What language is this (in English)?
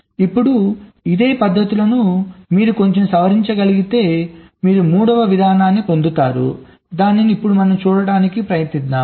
Telugu